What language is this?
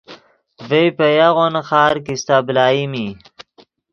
Yidgha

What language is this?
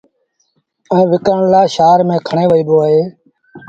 Sindhi Bhil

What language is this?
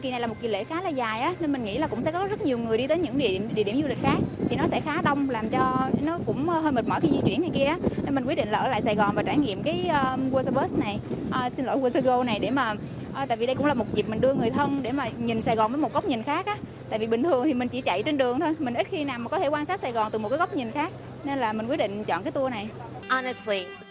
Vietnamese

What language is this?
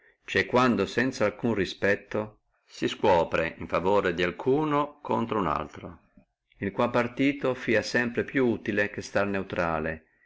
Italian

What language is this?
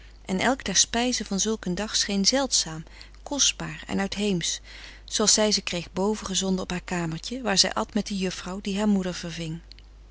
Dutch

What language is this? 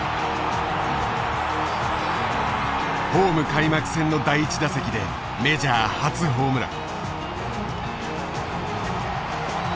Japanese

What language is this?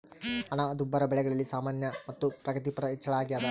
Kannada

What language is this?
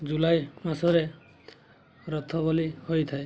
Odia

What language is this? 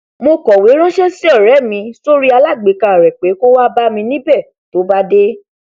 Yoruba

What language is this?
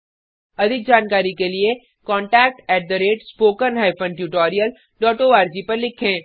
Hindi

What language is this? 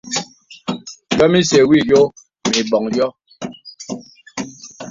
Bebele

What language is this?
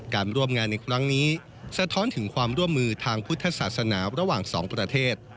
Thai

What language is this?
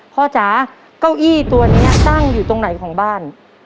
Thai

